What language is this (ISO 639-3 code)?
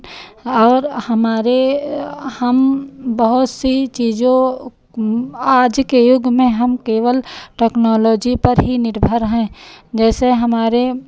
hin